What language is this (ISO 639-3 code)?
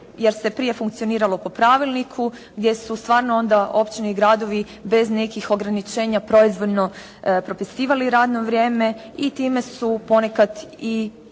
hrv